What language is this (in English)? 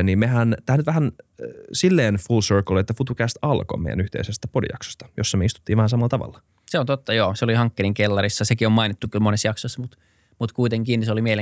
Finnish